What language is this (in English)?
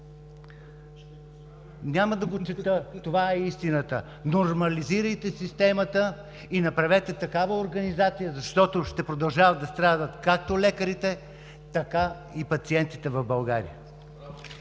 Bulgarian